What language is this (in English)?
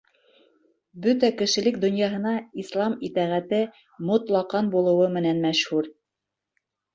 Bashkir